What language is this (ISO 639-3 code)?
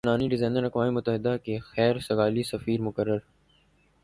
urd